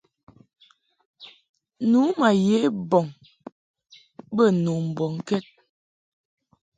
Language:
Mungaka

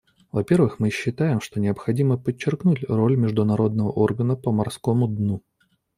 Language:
Russian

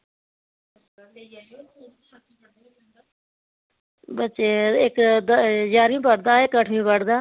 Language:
Dogri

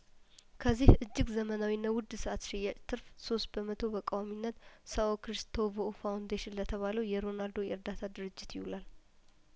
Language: Amharic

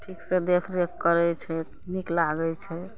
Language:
Maithili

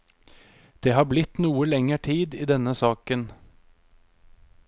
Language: Norwegian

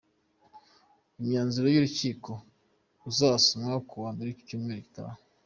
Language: Kinyarwanda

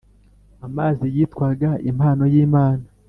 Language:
Kinyarwanda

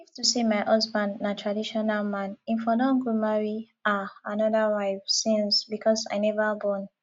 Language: Nigerian Pidgin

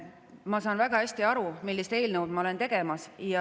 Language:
Estonian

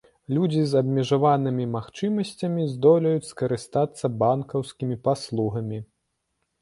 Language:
Belarusian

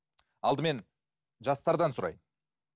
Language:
Kazakh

